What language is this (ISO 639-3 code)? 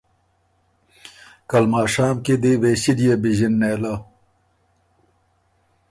oru